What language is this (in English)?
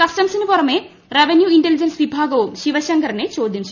Malayalam